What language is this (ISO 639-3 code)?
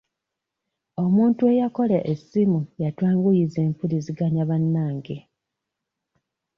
lug